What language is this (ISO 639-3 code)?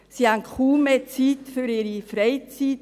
gsw